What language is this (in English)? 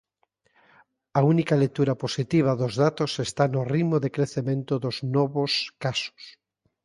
Galician